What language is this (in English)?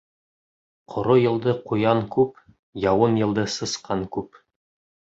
Bashkir